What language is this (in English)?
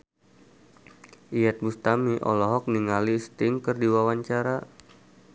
Sundanese